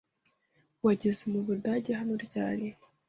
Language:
Kinyarwanda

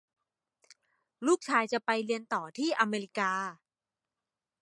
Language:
Thai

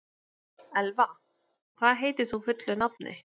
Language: Icelandic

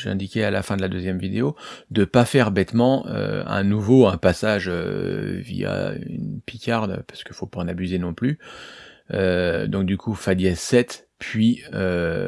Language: French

